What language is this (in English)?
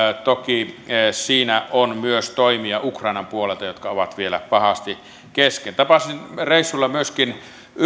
Finnish